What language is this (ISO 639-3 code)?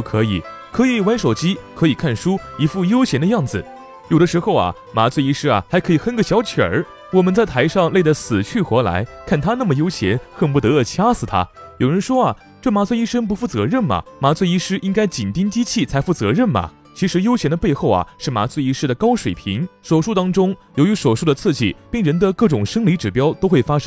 zho